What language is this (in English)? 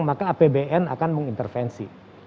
Indonesian